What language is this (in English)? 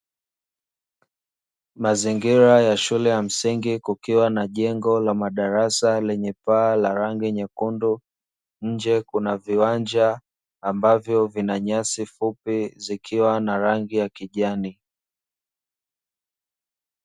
Swahili